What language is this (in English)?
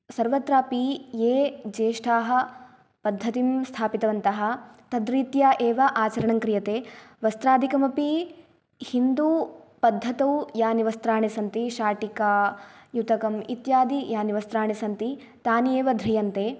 Sanskrit